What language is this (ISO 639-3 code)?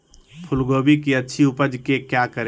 mag